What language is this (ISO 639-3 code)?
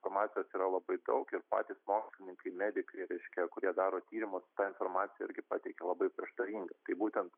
lit